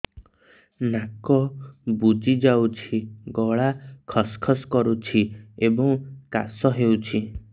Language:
Odia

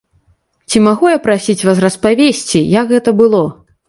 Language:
Belarusian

